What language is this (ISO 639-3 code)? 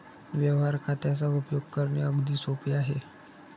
mar